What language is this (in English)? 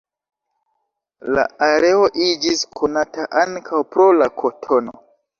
Esperanto